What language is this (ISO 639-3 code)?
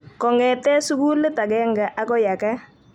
kln